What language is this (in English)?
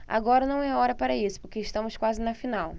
Portuguese